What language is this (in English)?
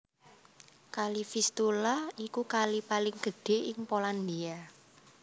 Javanese